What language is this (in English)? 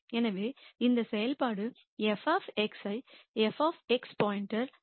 Tamil